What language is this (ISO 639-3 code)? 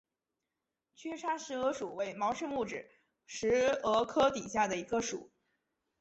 zho